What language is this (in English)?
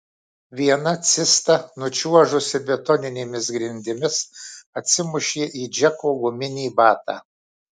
Lithuanian